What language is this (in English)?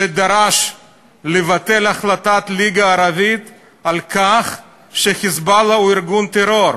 Hebrew